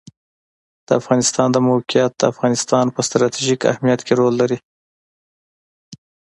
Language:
Pashto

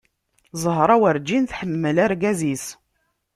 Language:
Kabyle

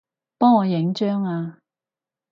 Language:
Cantonese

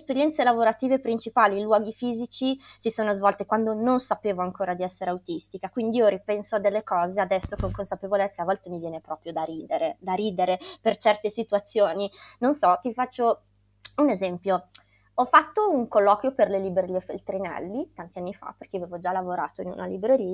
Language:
Italian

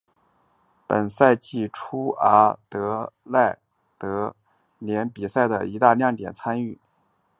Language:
Chinese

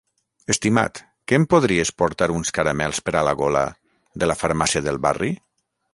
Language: Catalan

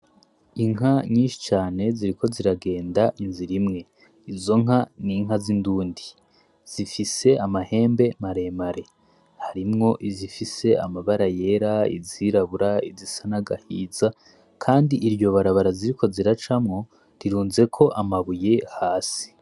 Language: Rundi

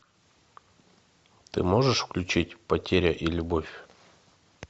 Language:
Russian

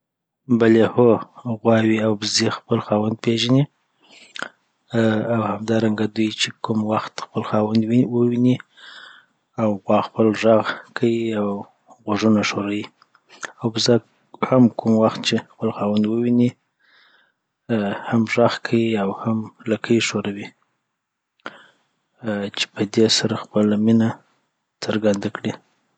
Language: Southern Pashto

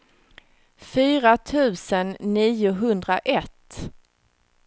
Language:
Swedish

